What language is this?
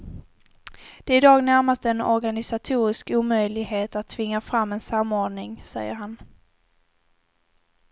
Swedish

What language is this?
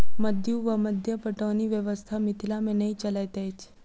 Maithili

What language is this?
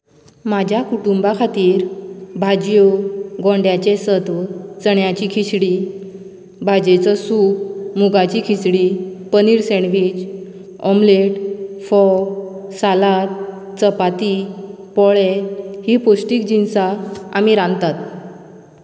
Konkani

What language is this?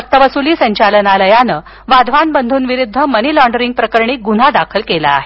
Marathi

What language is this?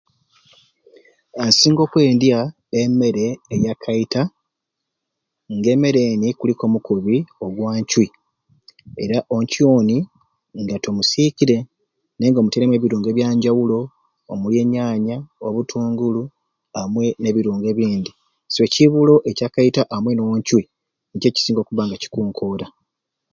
Ruuli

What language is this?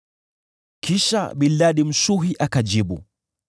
Swahili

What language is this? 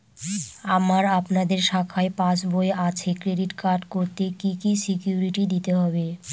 Bangla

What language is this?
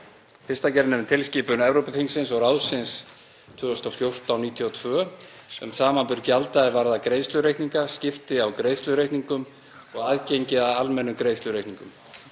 Icelandic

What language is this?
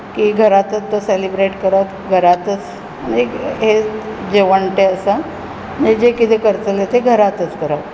Konkani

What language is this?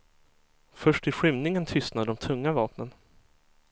Swedish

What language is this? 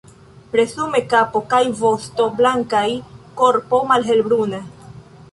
Esperanto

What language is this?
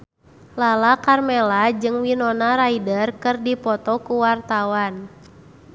Sundanese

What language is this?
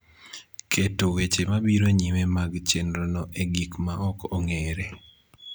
Luo (Kenya and Tanzania)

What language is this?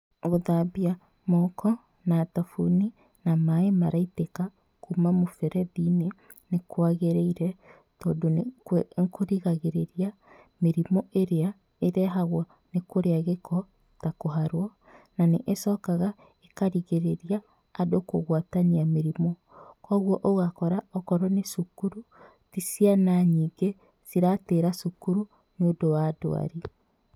Kikuyu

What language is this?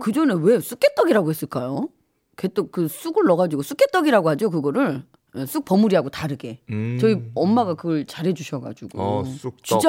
Korean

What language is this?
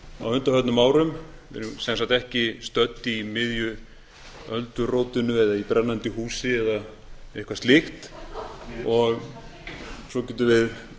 Icelandic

